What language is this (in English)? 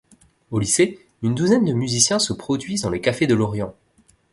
French